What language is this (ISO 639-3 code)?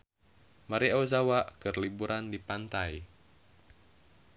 sun